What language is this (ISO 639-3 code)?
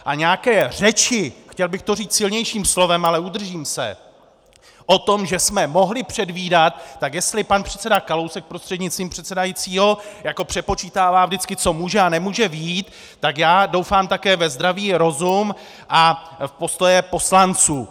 ces